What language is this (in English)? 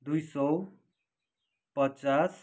Nepali